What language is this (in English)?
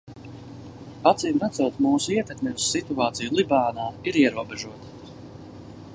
Latvian